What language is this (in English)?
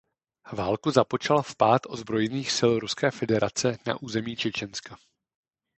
Czech